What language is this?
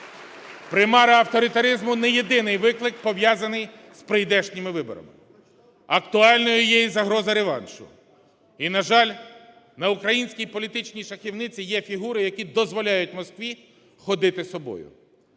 Ukrainian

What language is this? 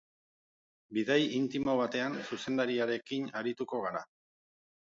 Basque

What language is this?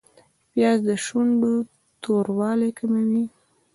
Pashto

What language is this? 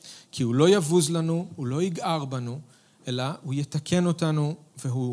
Hebrew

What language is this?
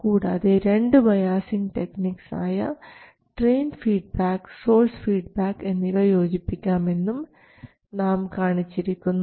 Malayalam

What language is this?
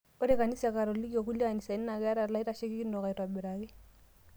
Masai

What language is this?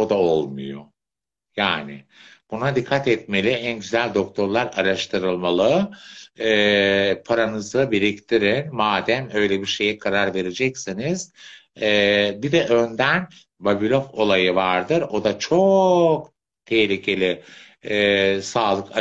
Turkish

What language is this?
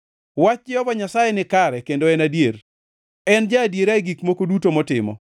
Luo (Kenya and Tanzania)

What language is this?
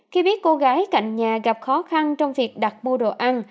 Vietnamese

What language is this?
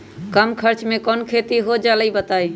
Magahi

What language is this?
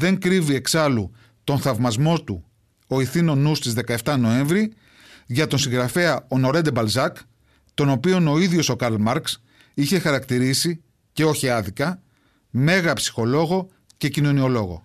Greek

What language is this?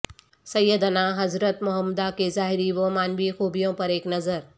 Urdu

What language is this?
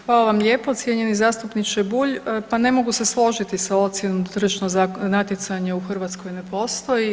Croatian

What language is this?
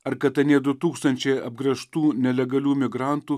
Lithuanian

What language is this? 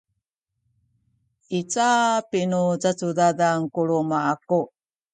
Sakizaya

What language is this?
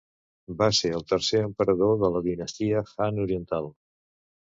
Catalan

